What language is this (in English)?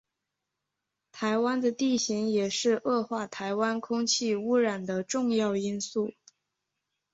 Chinese